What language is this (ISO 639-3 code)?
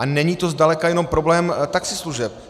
ces